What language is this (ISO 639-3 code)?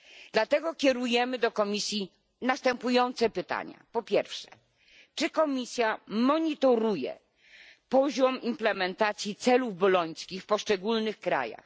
pol